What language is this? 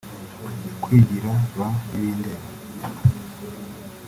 Kinyarwanda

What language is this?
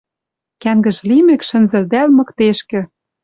Western Mari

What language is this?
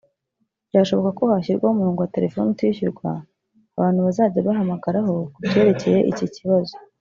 Kinyarwanda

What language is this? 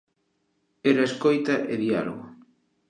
Galician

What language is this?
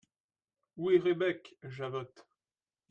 French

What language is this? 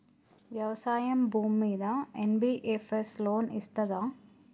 Telugu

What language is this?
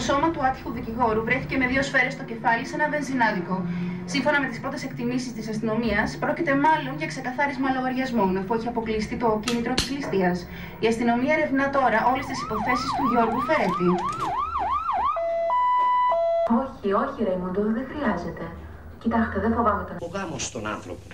Greek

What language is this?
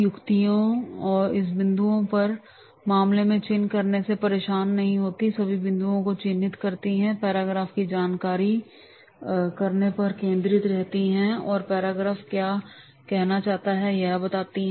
Hindi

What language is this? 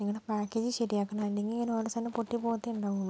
Malayalam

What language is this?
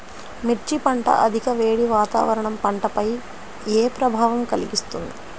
Telugu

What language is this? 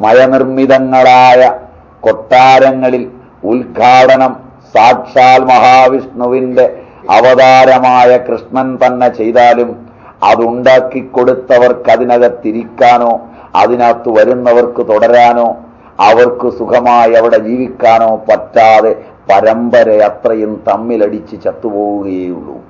Malayalam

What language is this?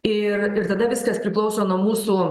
Lithuanian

